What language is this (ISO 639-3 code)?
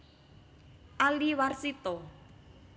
jav